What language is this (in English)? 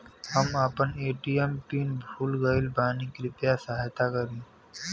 Bhojpuri